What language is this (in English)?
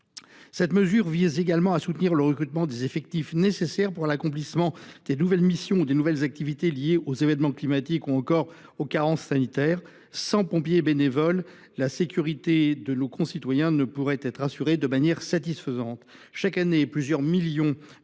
French